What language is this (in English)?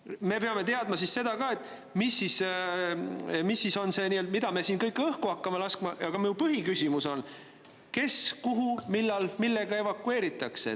Estonian